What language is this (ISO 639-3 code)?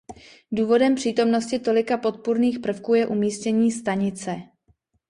ces